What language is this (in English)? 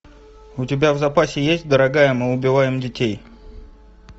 Russian